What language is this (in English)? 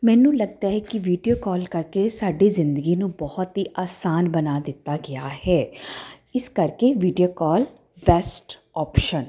Punjabi